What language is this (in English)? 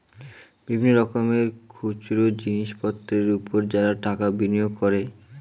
Bangla